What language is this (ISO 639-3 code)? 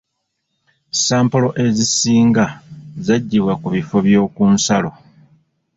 lug